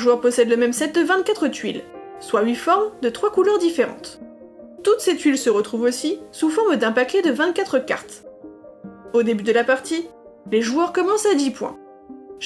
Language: French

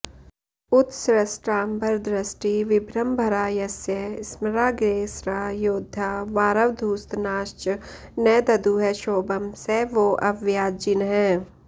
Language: Sanskrit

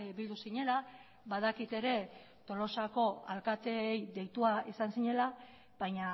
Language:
Basque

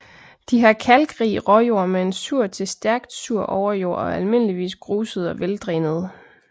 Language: Danish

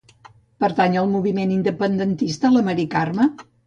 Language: Catalan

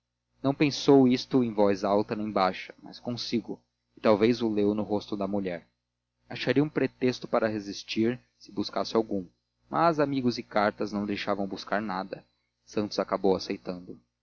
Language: Portuguese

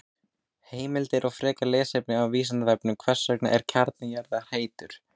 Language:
Icelandic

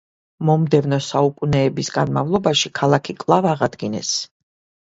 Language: Georgian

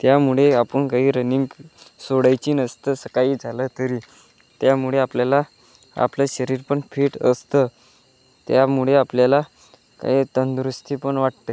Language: Marathi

